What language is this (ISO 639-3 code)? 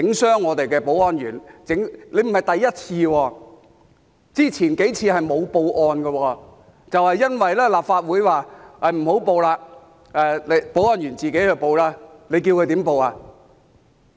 yue